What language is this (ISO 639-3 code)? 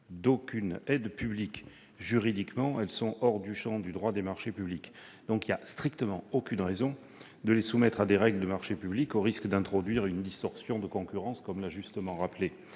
fra